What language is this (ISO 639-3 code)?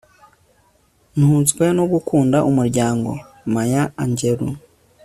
kin